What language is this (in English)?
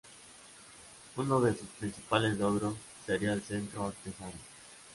Spanish